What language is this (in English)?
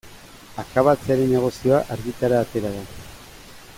Basque